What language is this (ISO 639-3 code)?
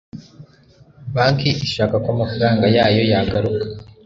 kin